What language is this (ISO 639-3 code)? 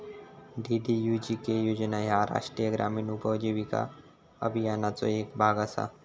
mar